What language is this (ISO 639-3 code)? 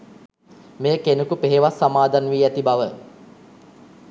sin